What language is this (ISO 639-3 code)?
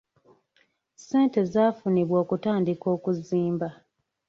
lug